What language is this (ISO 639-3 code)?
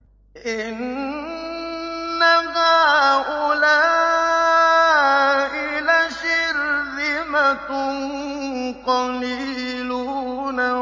ara